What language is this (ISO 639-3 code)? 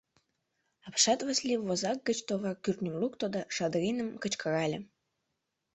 chm